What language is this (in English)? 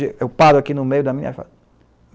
Portuguese